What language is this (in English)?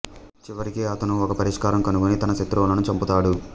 Telugu